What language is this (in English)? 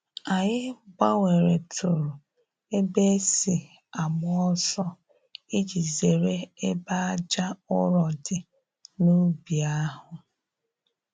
Igbo